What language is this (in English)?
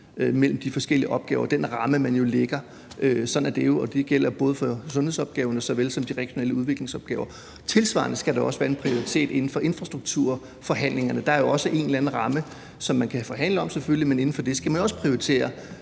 Danish